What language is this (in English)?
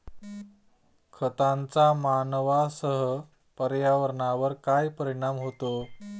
Marathi